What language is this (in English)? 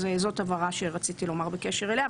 Hebrew